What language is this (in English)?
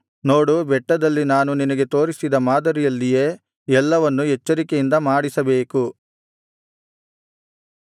Kannada